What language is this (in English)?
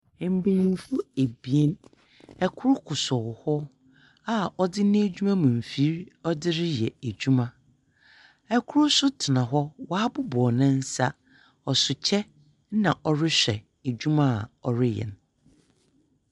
Akan